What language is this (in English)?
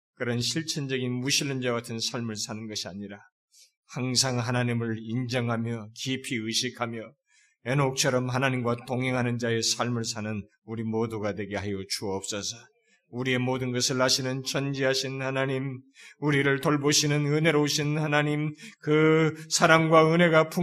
Korean